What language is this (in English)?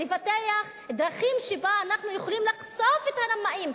Hebrew